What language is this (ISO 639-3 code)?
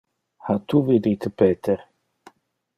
ina